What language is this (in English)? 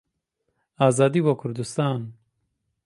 Central Kurdish